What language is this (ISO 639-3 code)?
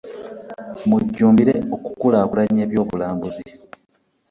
lug